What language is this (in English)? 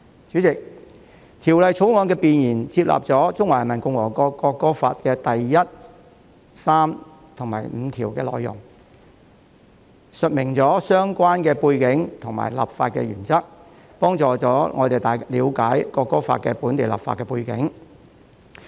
Cantonese